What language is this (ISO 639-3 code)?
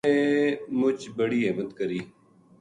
gju